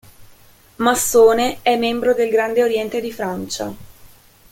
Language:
Italian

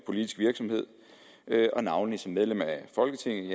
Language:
Danish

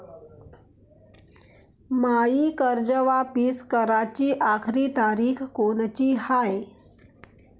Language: Marathi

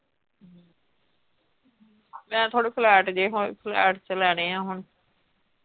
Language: Punjabi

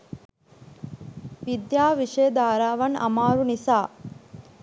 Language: Sinhala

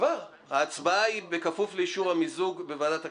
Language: Hebrew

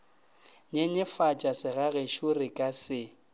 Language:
Northern Sotho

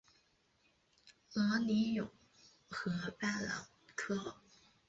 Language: Chinese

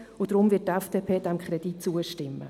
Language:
Swiss German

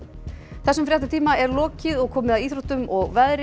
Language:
Icelandic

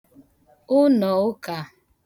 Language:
Igbo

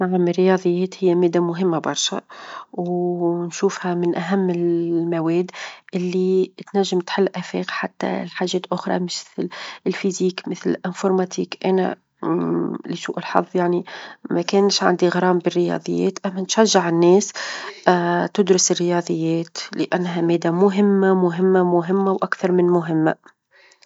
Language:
Tunisian Arabic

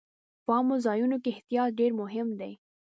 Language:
Pashto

